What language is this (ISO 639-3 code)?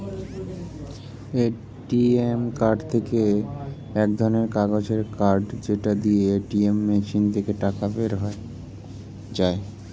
ben